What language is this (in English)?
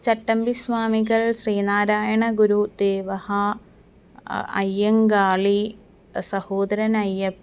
Sanskrit